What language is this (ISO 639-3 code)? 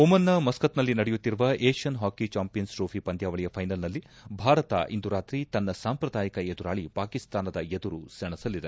kan